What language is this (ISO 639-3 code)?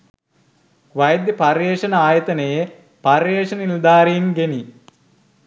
sin